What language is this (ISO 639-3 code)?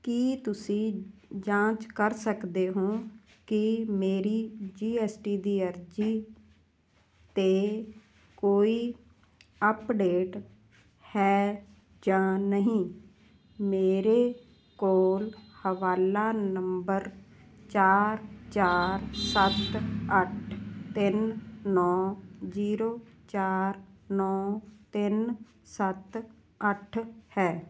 pan